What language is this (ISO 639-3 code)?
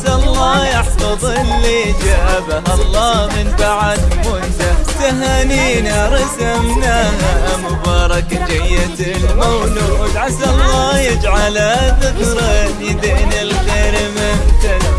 ara